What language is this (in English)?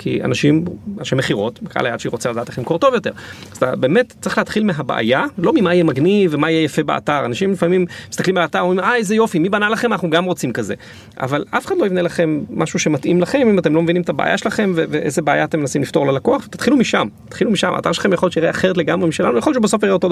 Hebrew